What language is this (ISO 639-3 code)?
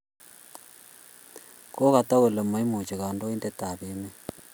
kln